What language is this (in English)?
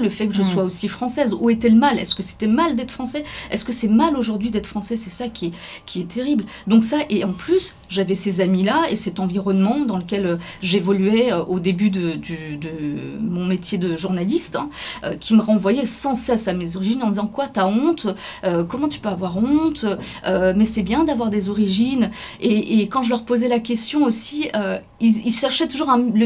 French